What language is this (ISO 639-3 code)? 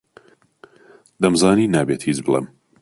ckb